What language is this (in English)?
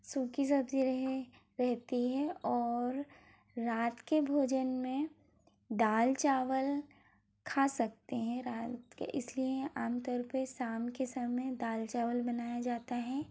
Hindi